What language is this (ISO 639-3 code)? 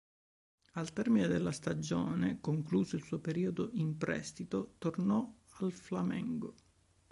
ita